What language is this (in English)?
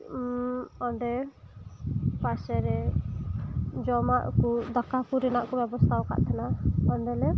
Santali